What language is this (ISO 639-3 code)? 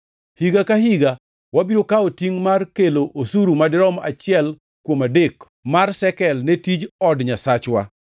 luo